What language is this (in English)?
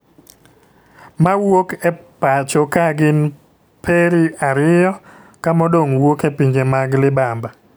Luo (Kenya and Tanzania)